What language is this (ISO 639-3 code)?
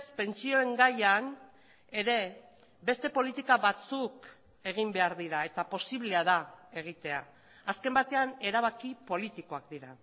eus